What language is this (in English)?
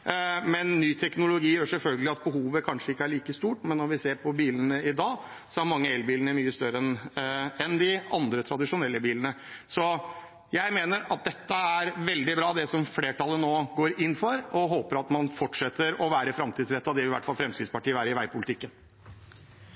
Norwegian Bokmål